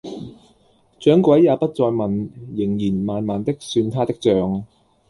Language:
Cantonese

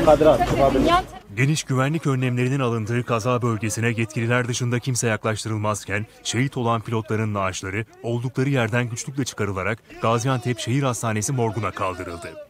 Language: Turkish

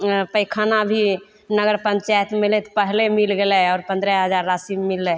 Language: Maithili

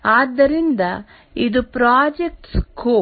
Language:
Kannada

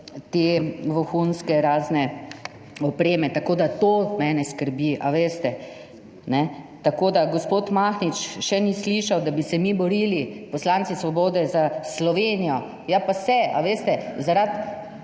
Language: Slovenian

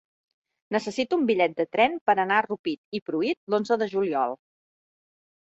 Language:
Catalan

